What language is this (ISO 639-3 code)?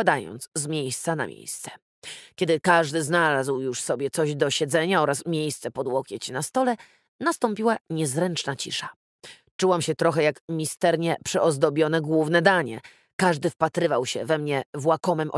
pol